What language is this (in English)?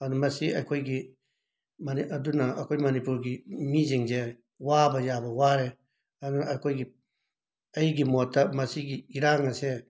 Manipuri